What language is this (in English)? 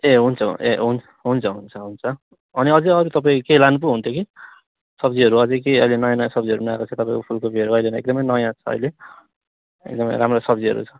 Nepali